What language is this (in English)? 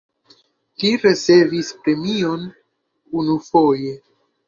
Esperanto